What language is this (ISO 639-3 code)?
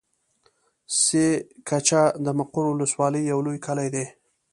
pus